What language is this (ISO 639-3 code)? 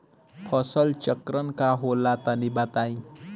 bho